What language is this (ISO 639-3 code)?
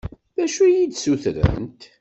kab